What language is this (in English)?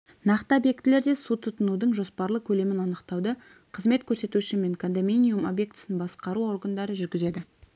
Kazakh